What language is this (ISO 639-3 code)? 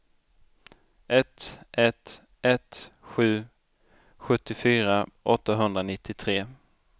swe